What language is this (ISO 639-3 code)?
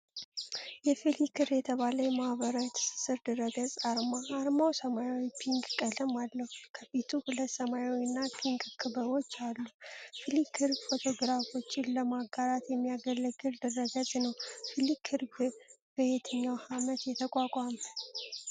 amh